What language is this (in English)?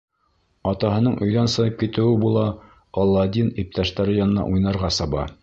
Bashkir